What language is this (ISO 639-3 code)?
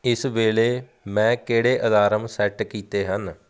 pan